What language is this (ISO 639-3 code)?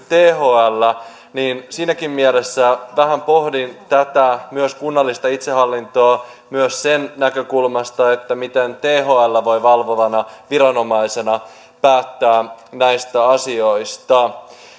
fin